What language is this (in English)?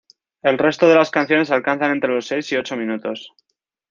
Spanish